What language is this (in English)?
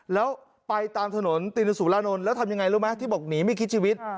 Thai